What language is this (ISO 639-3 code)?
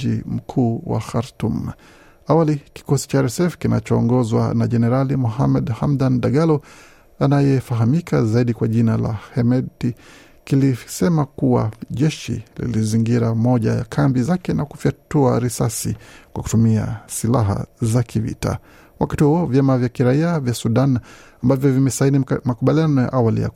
swa